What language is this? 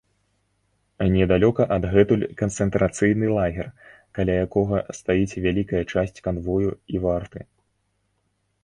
Belarusian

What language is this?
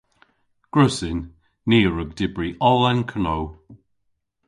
Cornish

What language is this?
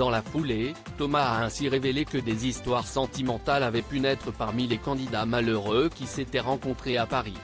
French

